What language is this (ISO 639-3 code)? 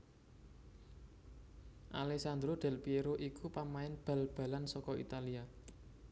jav